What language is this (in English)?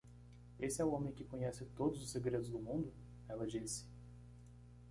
Portuguese